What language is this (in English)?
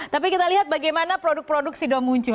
Indonesian